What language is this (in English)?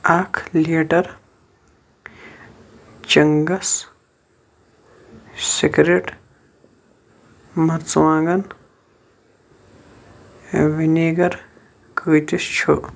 Kashmiri